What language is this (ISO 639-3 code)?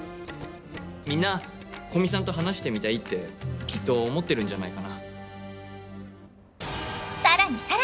jpn